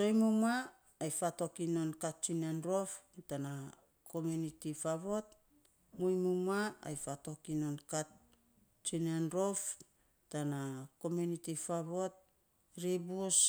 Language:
Saposa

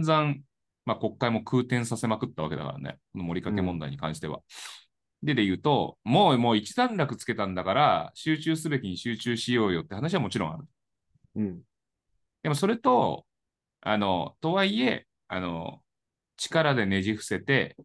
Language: Japanese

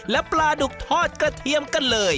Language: Thai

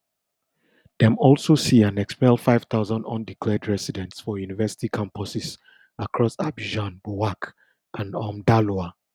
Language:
Nigerian Pidgin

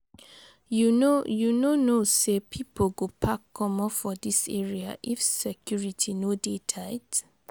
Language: Nigerian Pidgin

